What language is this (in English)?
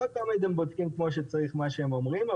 Hebrew